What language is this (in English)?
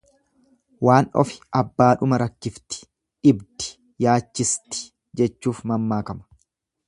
Oromo